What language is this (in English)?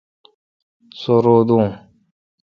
Kalkoti